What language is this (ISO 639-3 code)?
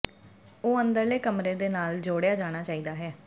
pan